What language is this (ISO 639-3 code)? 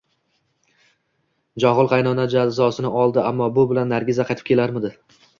uzb